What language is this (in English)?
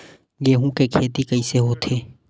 Chhattisgarhi